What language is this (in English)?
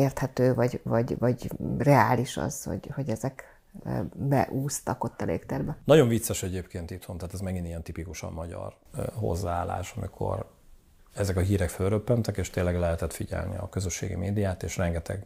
Hungarian